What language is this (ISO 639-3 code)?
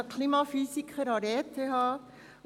gsw